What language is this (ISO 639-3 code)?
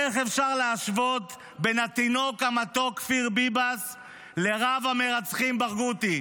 heb